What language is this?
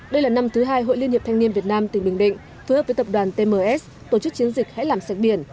Vietnamese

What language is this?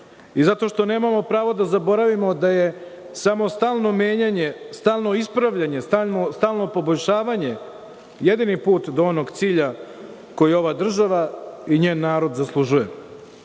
Serbian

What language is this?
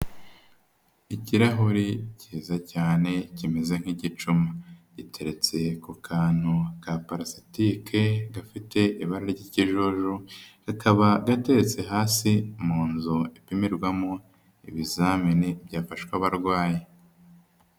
Kinyarwanda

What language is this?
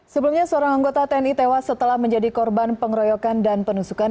Indonesian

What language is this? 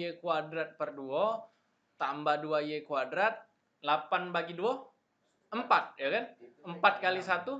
Indonesian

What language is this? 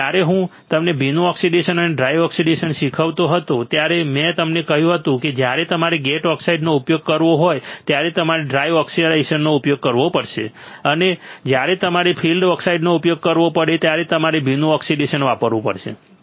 Gujarati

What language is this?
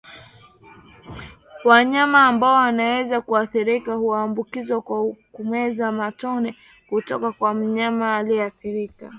Swahili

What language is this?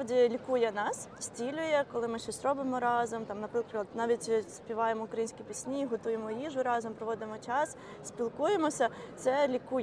Ukrainian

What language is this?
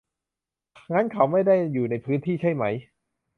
Thai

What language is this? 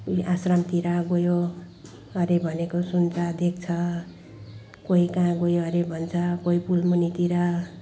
Nepali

